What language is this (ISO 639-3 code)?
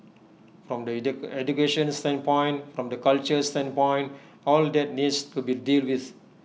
eng